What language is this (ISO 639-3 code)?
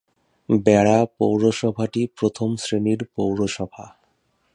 ben